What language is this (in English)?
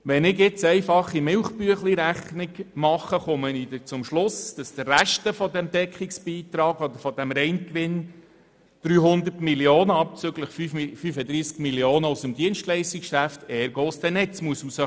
Swiss German